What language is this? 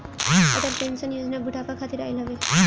Bhojpuri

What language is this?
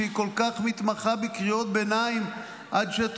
Hebrew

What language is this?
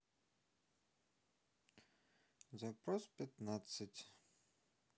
Russian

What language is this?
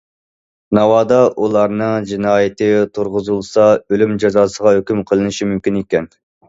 Uyghur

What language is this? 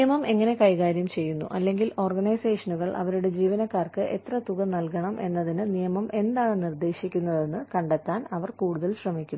Malayalam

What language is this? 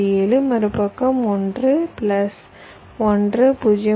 Tamil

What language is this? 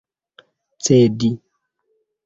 Esperanto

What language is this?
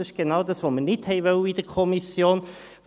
Swiss German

